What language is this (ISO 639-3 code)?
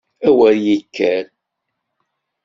kab